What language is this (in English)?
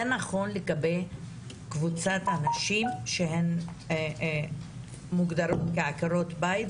Hebrew